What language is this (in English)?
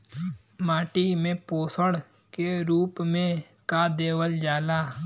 Bhojpuri